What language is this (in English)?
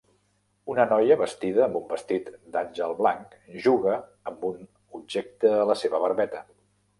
Catalan